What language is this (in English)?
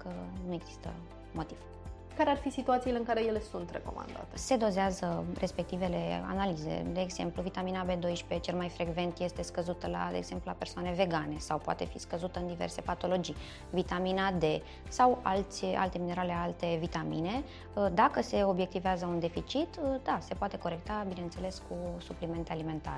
Romanian